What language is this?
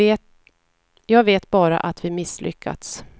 Swedish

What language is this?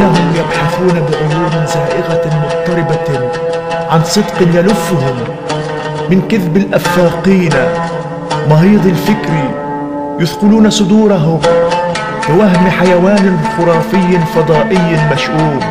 Arabic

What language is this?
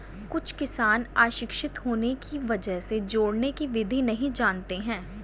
Hindi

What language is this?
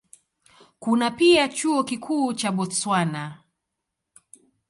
Swahili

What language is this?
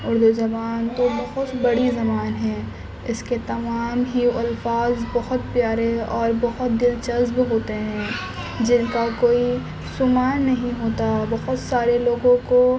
Urdu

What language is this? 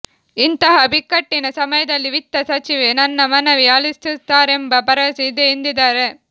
Kannada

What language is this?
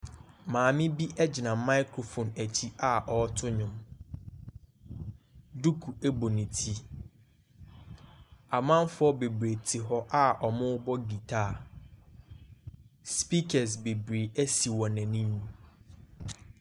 Akan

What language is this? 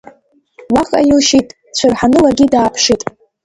Abkhazian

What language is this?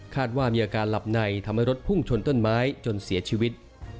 Thai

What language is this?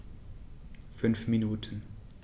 German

